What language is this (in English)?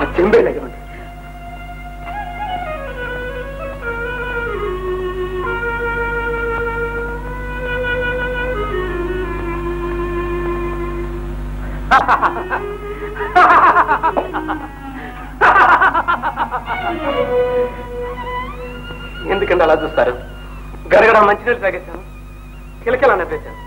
Telugu